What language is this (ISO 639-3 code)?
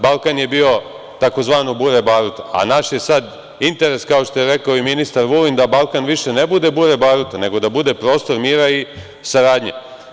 srp